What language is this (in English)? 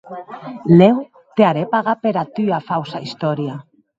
Occitan